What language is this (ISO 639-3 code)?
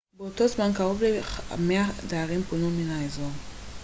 heb